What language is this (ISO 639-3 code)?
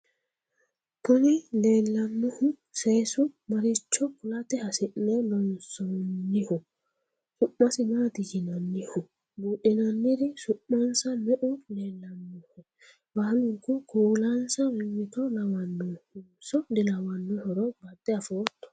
sid